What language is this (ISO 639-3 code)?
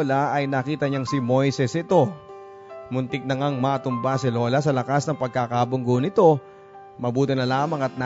fil